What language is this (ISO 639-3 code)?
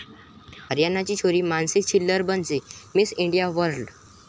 mar